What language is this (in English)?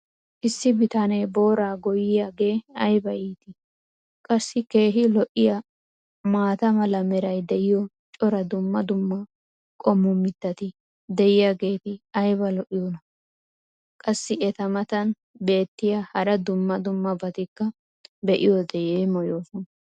Wolaytta